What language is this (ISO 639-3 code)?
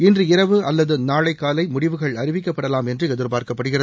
tam